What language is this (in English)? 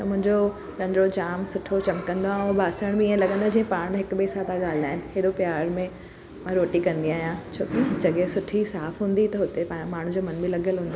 Sindhi